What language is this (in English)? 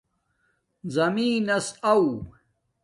Domaaki